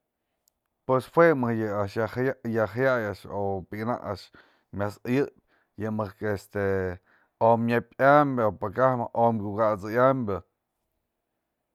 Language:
Mazatlán Mixe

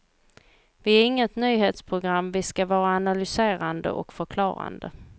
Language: Swedish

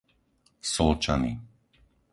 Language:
Slovak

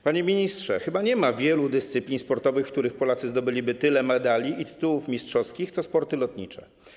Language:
Polish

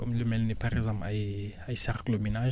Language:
Wolof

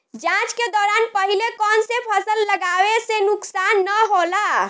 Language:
Bhojpuri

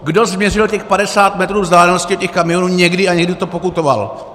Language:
Czech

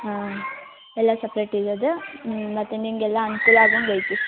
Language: Kannada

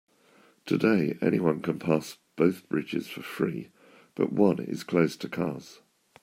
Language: English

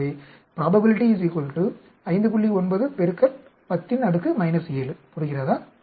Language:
Tamil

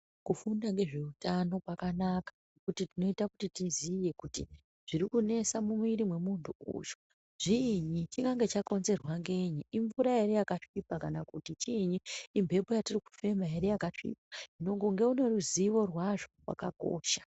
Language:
Ndau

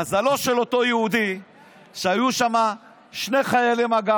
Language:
Hebrew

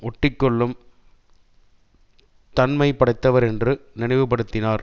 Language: Tamil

